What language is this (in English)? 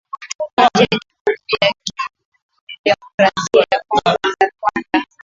Swahili